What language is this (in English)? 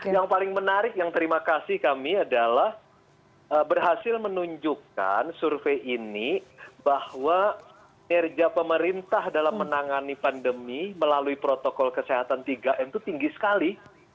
Indonesian